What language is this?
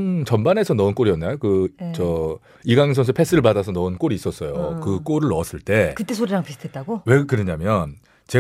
Korean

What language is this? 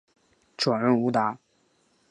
Chinese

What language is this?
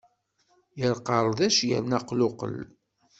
Kabyle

